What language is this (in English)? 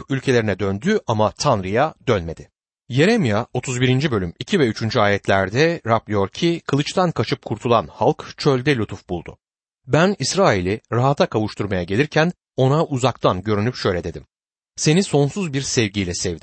Turkish